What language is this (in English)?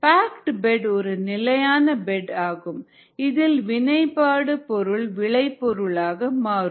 Tamil